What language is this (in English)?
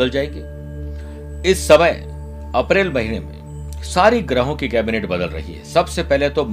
Hindi